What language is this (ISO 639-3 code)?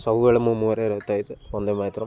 ori